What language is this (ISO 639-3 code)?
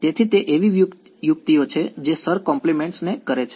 guj